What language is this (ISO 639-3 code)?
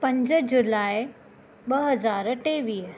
snd